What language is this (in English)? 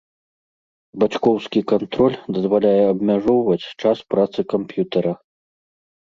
Belarusian